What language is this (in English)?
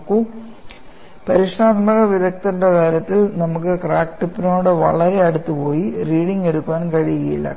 Malayalam